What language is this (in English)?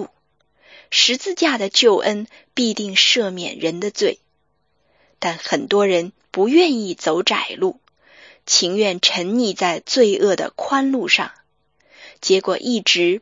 Chinese